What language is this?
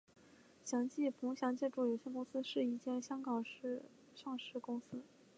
Chinese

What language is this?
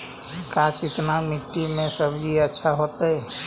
Magahi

